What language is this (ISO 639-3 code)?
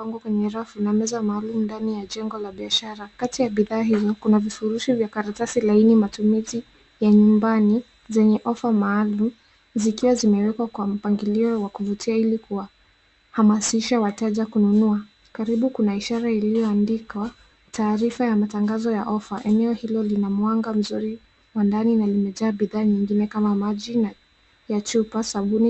swa